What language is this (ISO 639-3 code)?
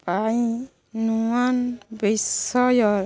ori